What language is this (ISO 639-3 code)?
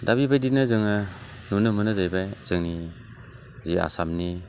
brx